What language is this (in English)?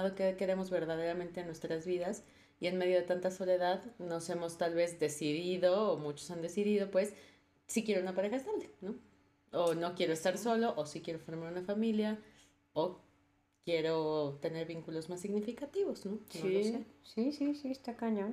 Spanish